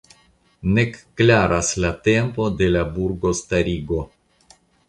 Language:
Esperanto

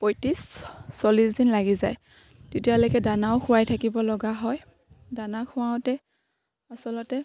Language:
Assamese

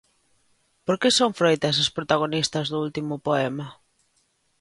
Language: Galician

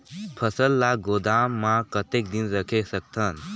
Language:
Chhattisgarhi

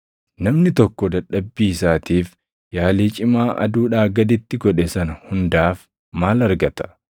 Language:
Oromo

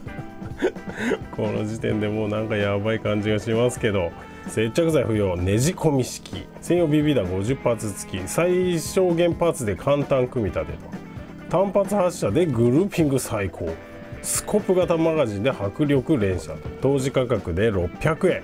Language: Japanese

